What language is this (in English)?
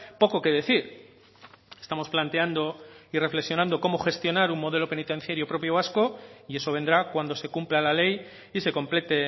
Spanish